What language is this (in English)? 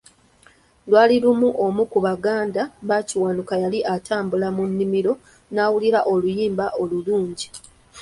Ganda